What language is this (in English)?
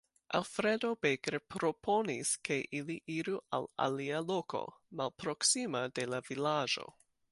Esperanto